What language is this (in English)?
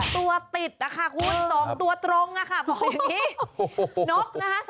Thai